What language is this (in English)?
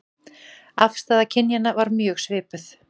Icelandic